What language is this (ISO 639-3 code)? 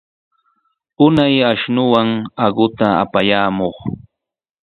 qws